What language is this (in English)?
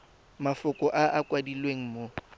Tswana